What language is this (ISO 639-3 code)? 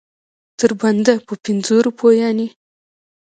pus